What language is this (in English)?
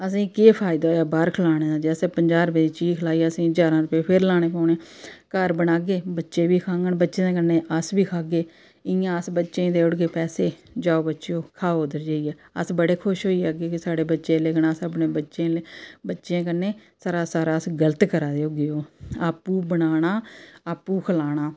Dogri